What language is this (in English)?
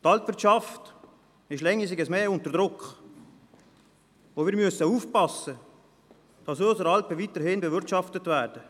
Swiss German